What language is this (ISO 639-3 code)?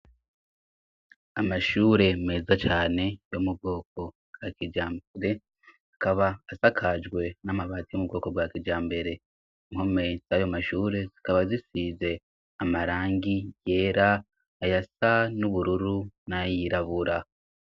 run